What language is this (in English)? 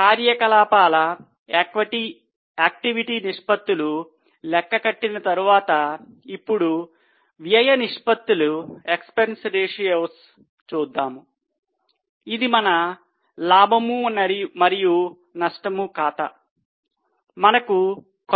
Telugu